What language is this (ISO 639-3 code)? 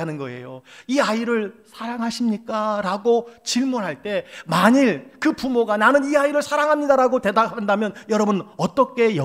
kor